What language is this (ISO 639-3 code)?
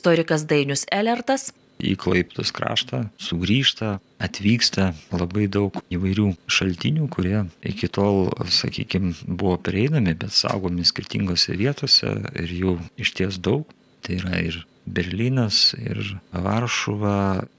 rus